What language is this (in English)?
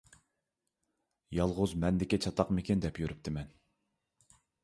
Uyghur